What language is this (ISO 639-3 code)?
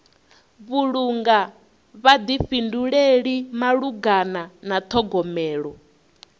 ven